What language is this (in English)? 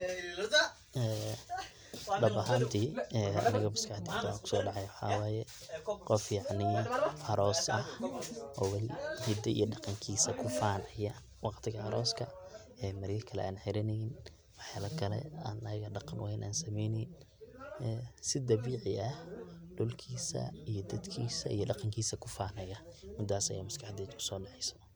Somali